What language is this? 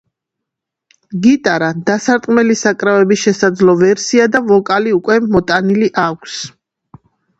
Georgian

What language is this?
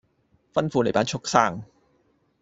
Cantonese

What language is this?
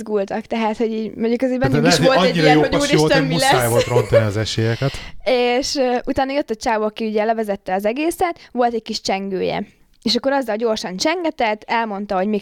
Hungarian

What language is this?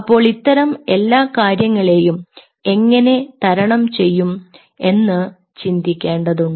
Malayalam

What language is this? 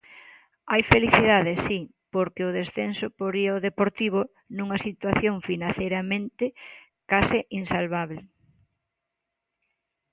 Galician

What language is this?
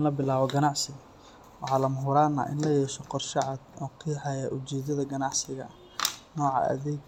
Somali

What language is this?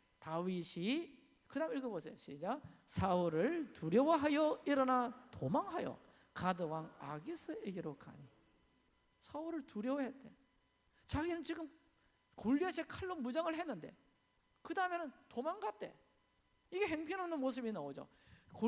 Korean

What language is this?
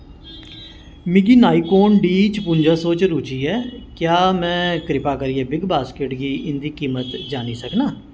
Dogri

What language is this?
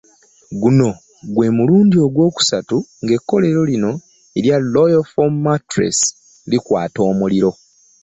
Ganda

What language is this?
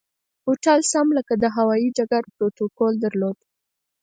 Pashto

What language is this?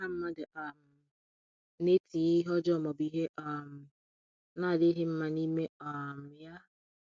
Igbo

